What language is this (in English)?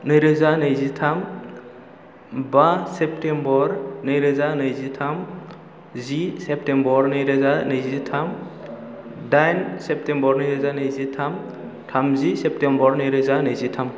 Bodo